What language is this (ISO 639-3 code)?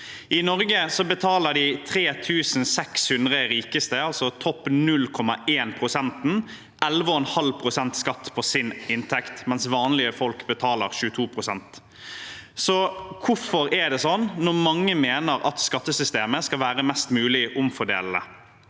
nor